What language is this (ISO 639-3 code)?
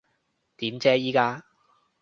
yue